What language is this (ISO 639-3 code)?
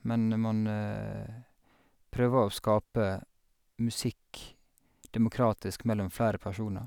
nor